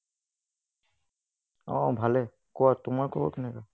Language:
Assamese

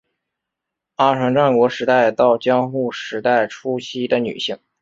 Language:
Chinese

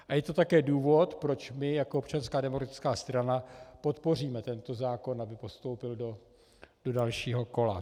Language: Czech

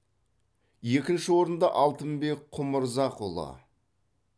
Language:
Kazakh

